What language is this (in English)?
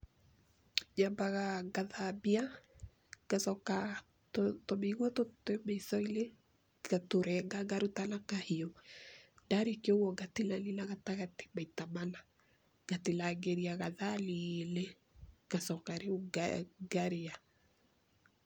Kikuyu